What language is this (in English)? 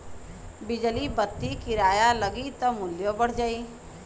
Bhojpuri